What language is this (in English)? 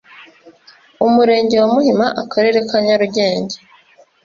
Kinyarwanda